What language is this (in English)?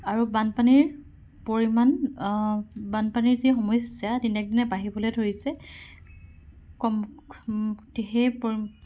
Assamese